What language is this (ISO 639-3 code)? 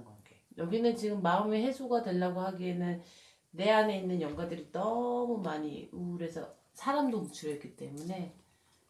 kor